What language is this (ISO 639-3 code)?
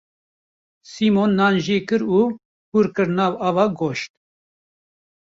kur